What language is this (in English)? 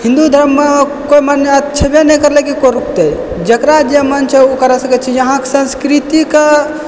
Maithili